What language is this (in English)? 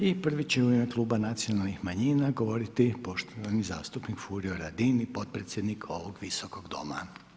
Croatian